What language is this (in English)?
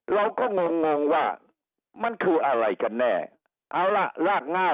Thai